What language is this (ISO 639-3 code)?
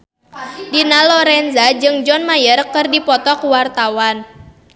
sun